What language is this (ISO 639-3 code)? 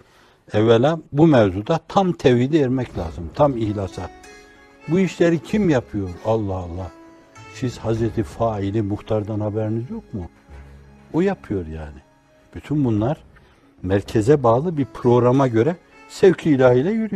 tur